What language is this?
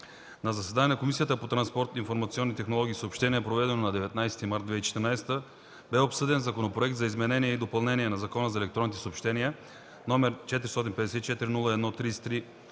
Bulgarian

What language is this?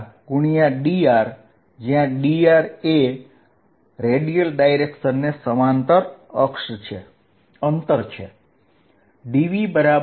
Gujarati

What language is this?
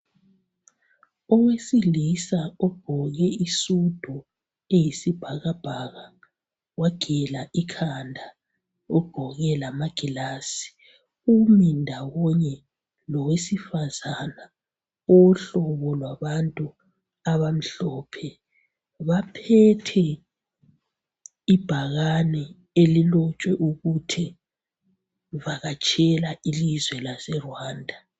North Ndebele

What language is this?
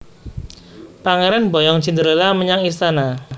Javanese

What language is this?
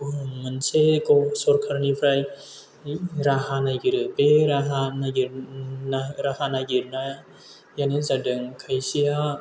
Bodo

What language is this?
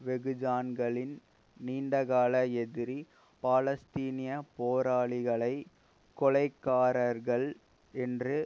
Tamil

